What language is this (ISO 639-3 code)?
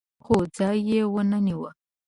pus